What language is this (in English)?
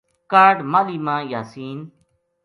Gujari